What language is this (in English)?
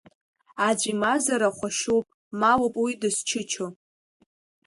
Abkhazian